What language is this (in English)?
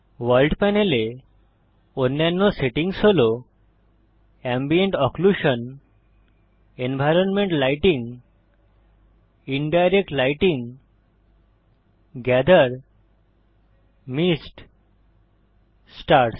Bangla